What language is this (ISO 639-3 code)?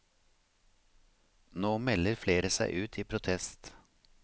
nor